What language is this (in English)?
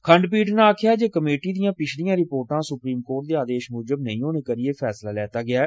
Dogri